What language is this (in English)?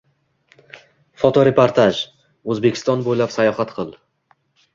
Uzbek